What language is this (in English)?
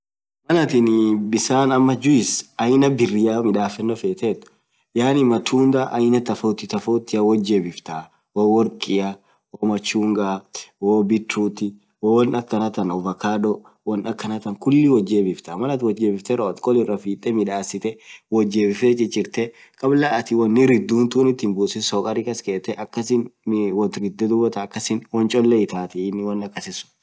Orma